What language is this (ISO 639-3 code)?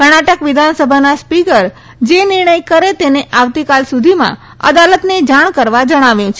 guj